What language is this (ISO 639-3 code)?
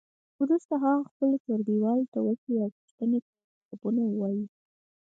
pus